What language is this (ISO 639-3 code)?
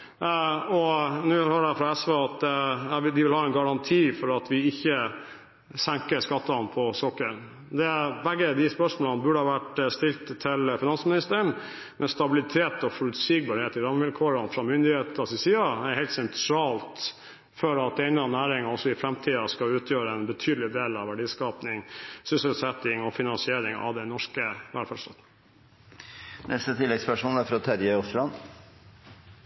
nor